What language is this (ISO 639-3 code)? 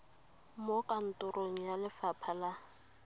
tsn